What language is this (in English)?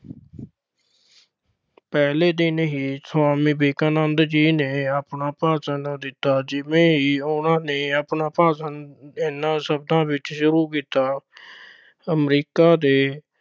Punjabi